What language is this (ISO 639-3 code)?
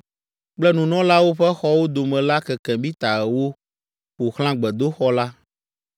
ewe